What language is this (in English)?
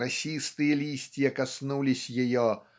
Russian